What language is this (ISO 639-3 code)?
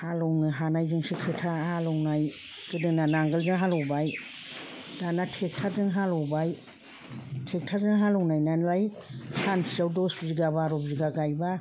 brx